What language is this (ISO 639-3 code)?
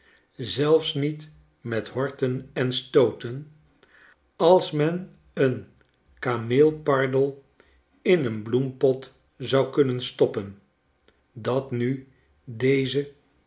nld